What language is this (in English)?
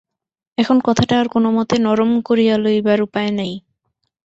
Bangla